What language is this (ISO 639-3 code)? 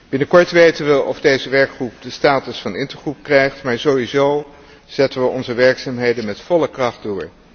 nld